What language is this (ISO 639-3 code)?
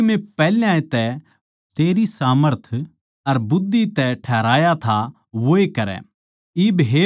bgc